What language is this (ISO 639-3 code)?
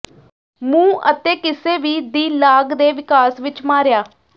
pan